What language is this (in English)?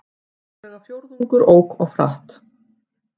Icelandic